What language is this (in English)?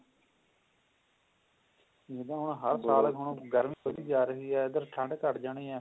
Punjabi